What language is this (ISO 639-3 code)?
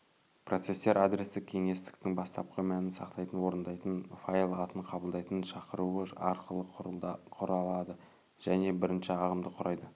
kaz